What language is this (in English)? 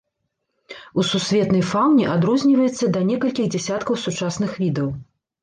Belarusian